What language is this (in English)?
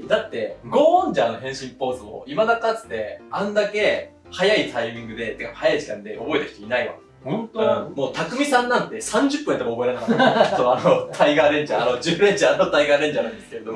Japanese